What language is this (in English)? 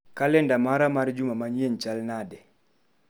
Luo (Kenya and Tanzania)